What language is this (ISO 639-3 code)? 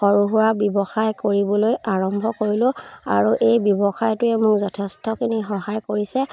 asm